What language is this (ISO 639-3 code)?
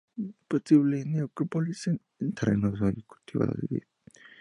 spa